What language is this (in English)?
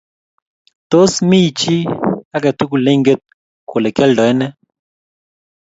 Kalenjin